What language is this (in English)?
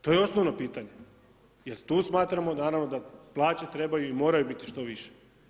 Croatian